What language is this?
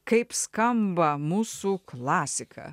Lithuanian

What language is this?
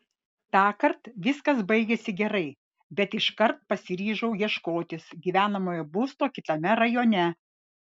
Lithuanian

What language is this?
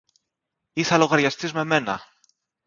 Greek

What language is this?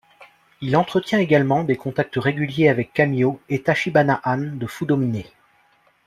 French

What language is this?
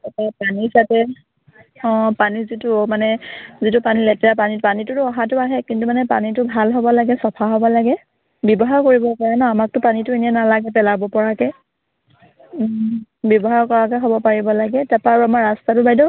Assamese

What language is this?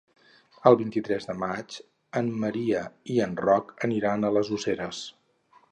Catalan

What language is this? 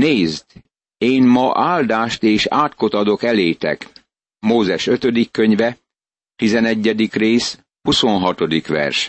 Hungarian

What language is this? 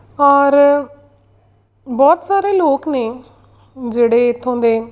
Punjabi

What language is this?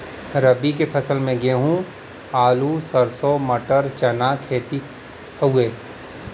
Bhojpuri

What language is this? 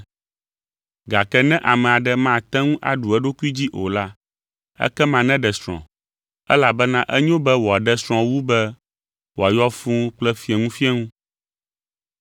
Ewe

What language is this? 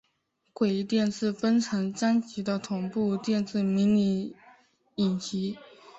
Chinese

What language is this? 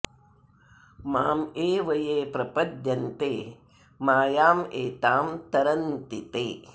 Sanskrit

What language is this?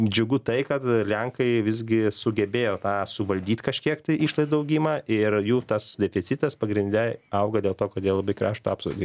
Lithuanian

